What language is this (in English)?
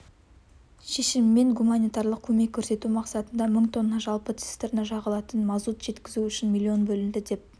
Kazakh